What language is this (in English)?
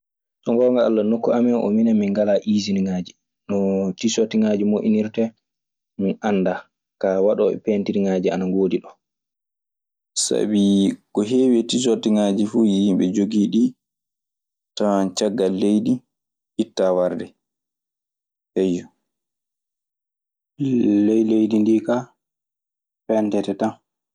Maasina Fulfulde